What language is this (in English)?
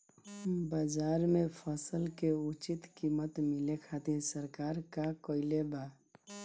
Bhojpuri